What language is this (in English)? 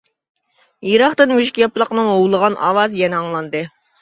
Uyghur